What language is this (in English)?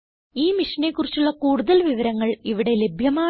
Malayalam